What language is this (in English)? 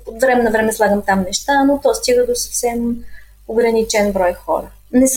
Bulgarian